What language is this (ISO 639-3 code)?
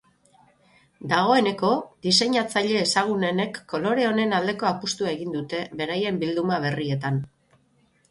eus